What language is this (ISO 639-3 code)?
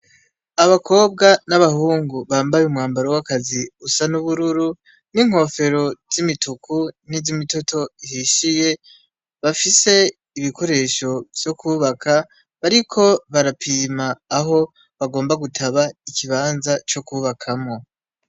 run